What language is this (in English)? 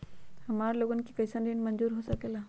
Magahi